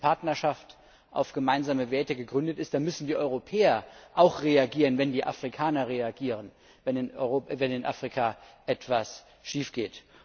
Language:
German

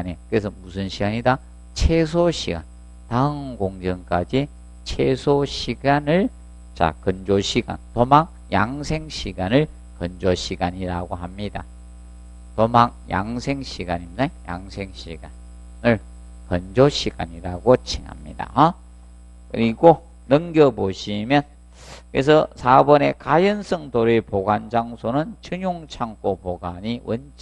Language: Korean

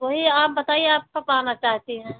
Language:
Hindi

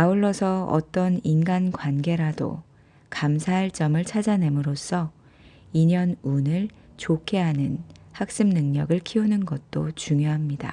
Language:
Korean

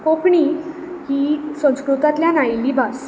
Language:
Konkani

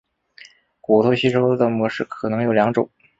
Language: Chinese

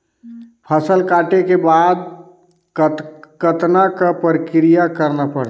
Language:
Chhattisgarhi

